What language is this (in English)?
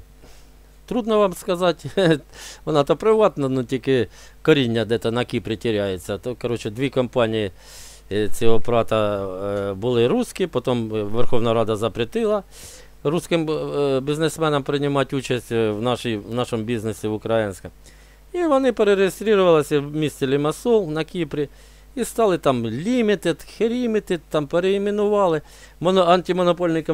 Ukrainian